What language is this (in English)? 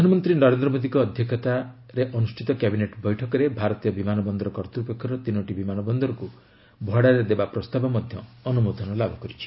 Odia